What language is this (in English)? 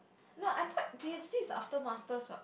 English